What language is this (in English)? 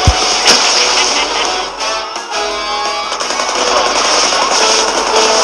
Portuguese